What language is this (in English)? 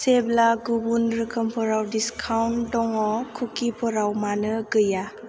Bodo